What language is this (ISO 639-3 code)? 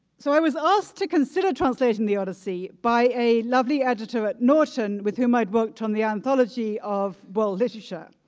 eng